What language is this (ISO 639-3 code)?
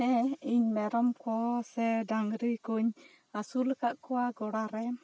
sat